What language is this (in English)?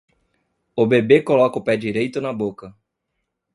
Portuguese